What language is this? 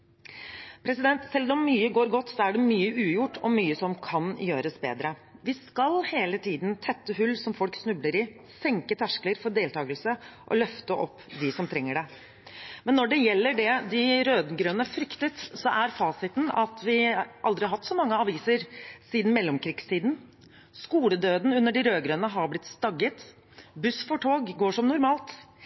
Norwegian Bokmål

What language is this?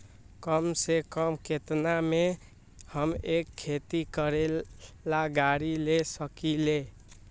Magahi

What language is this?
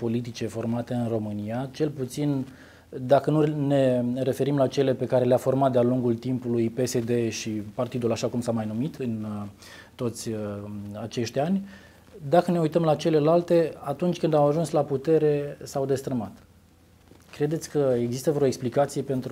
Romanian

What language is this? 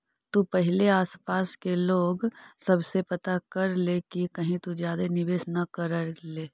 Magahi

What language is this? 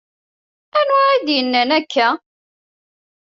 Kabyle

